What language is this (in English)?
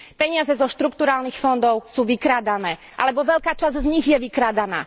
Slovak